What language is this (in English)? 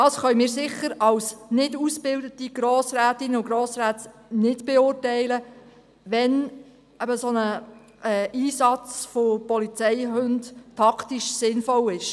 Swiss German